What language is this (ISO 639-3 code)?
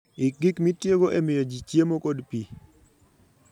luo